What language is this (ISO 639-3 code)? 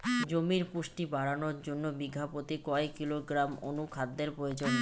ben